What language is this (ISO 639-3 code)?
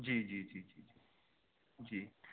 urd